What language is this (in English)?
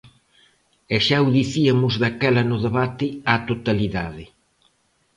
Galician